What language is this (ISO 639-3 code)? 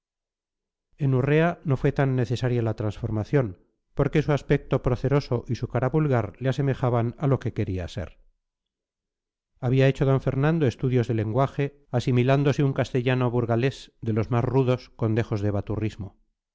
spa